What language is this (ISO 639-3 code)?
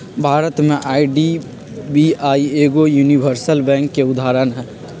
mag